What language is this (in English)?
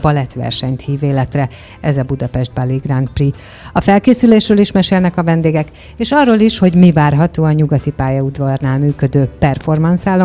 Hungarian